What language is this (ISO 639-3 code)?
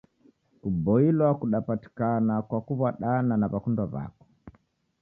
dav